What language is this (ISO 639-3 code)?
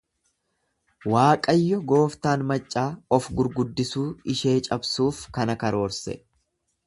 orm